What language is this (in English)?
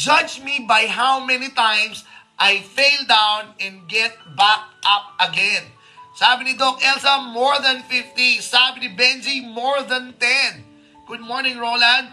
Filipino